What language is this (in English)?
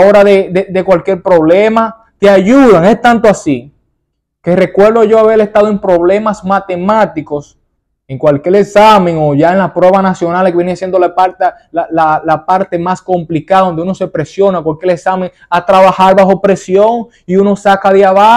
Spanish